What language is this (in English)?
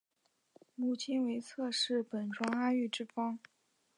Chinese